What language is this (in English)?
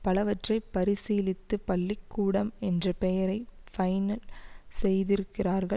Tamil